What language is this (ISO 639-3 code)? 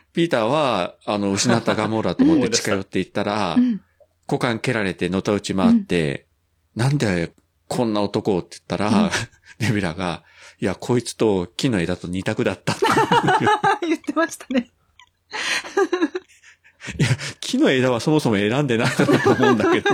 jpn